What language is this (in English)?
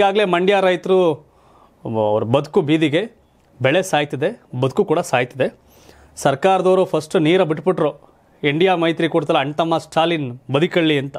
Arabic